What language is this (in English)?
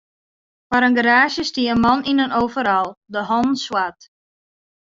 Western Frisian